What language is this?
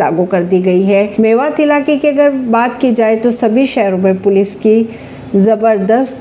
Hindi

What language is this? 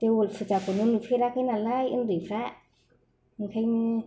Bodo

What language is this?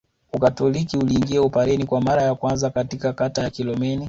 Swahili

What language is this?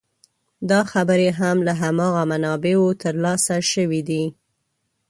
Pashto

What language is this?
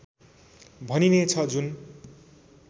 Nepali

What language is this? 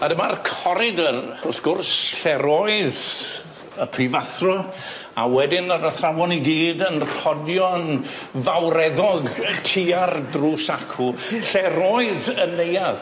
Welsh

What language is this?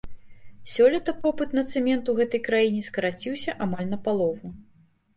Belarusian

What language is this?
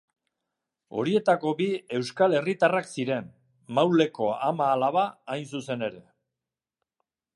Basque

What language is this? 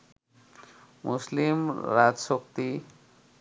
Bangla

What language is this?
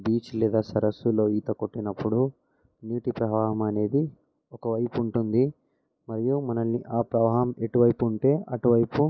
Telugu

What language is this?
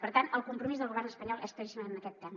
Catalan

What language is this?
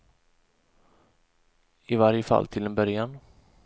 Swedish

